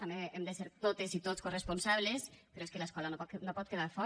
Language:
Catalan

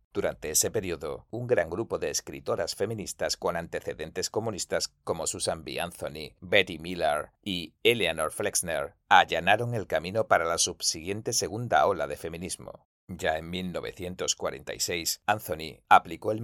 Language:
Spanish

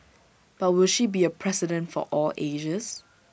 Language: English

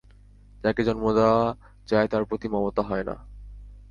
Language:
Bangla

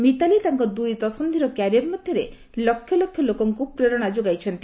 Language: Odia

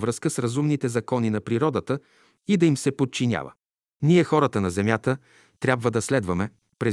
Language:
Bulgarian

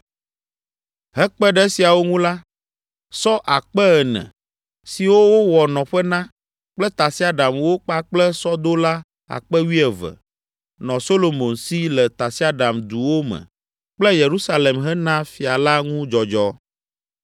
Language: Ewe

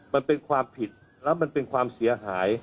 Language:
Thai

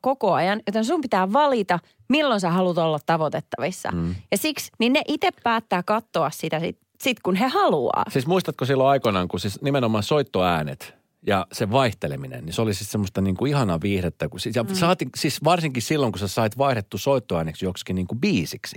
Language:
Finnish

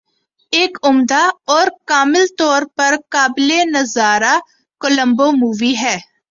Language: Urdu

